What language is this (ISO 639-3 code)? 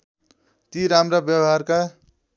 nep